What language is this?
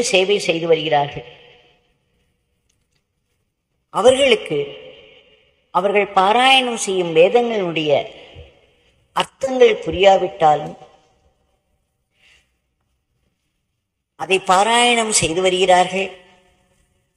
Romanian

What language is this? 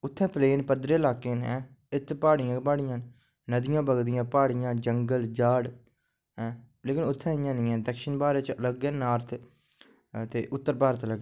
Dogri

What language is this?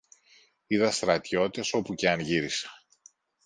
Greek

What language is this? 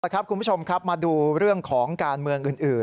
Thai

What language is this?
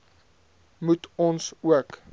Afrikaans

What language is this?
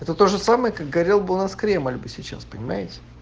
Russian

